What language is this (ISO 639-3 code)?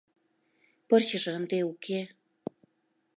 chm